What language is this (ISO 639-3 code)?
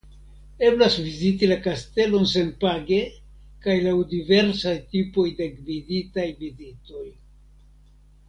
epo